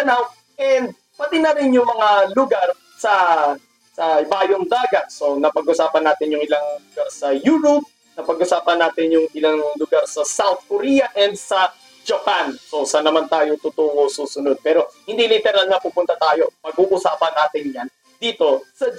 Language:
Filipino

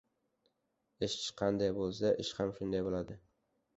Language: Uzbek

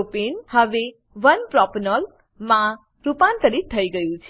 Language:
Gujarati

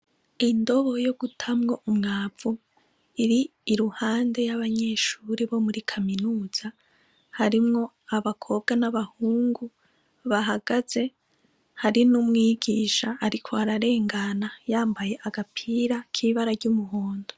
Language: Rundi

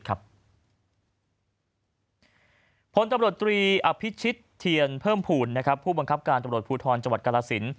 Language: Thai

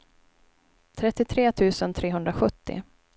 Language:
Swedish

